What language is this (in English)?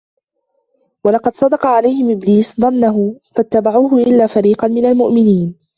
Arabic